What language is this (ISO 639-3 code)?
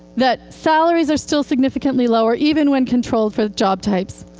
eng